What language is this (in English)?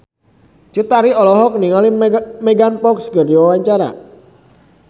Sundanese